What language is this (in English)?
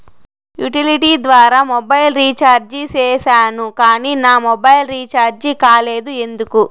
Telugu